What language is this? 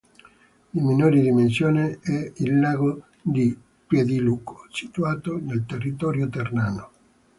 Italian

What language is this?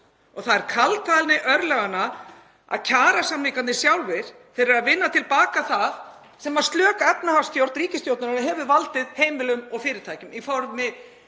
Icelandic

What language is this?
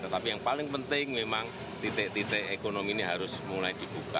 Indonesian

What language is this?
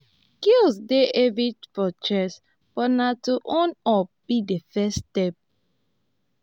Nigerian Pidgin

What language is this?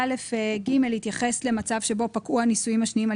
Hebrew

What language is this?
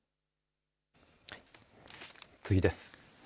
Japanese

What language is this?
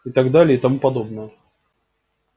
Russian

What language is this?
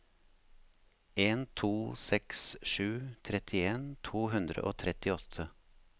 Norwegian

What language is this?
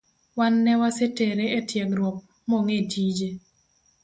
Luo (Kenya and Tanzania)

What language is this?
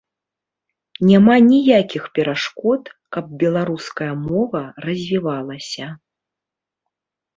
Belarusian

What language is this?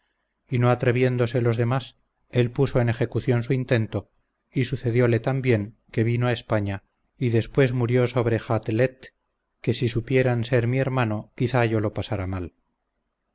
Spanish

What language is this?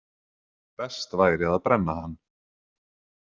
Icelandic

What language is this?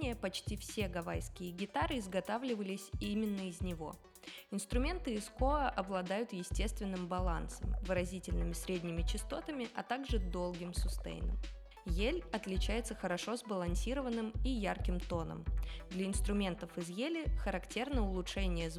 Russian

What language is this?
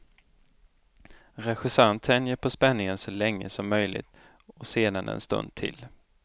Swedish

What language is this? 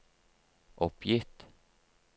Norwegian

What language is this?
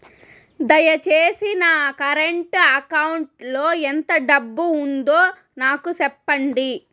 Telugu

